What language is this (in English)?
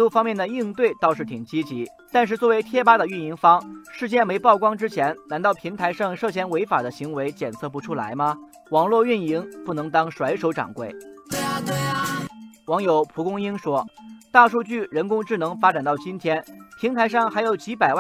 Chinese